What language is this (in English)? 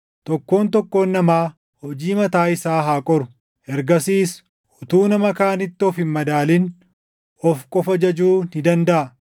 Oromo